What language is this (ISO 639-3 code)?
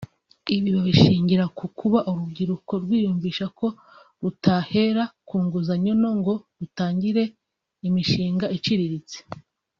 kin